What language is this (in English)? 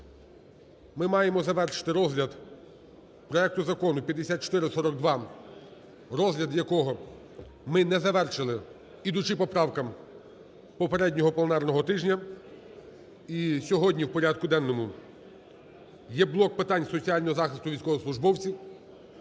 Ukrainian